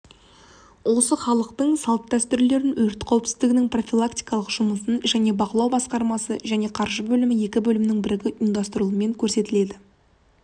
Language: Kazakh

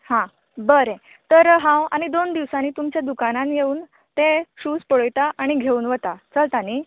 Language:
Konkani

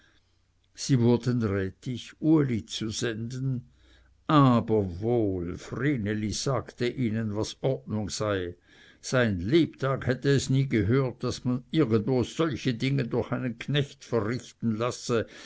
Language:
German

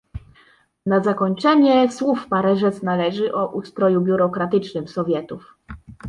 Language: Polish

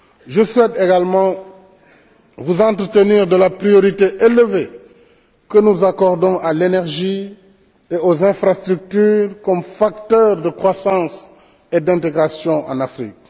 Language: French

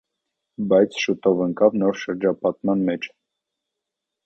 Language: Armenian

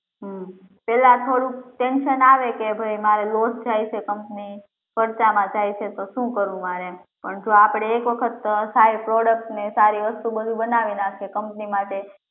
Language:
Gujarati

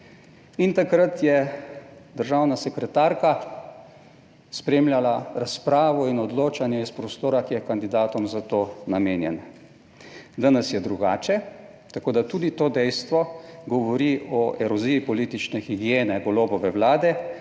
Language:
Slovenian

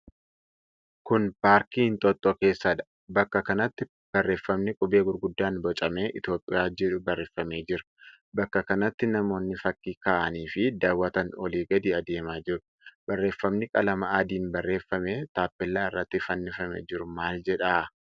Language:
Oromo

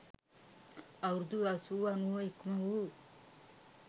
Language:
Sinhala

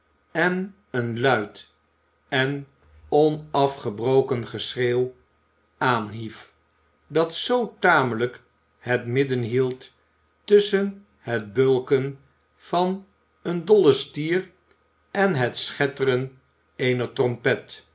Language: Dutch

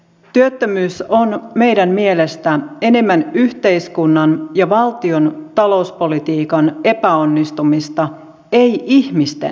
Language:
Finnish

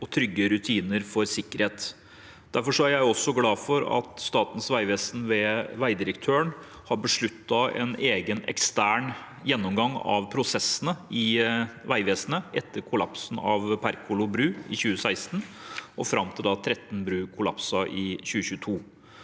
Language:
Norwegian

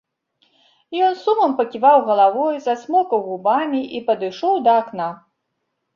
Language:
Belarusian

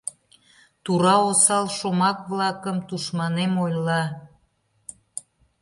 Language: Mari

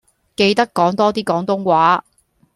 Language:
Cantonese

